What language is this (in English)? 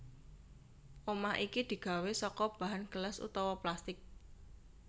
Javanese